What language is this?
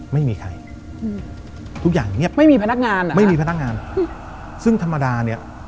Thai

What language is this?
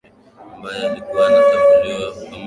Swahili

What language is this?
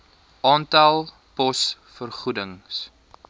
Afrikaans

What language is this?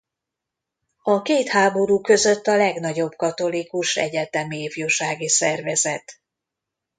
Hungarian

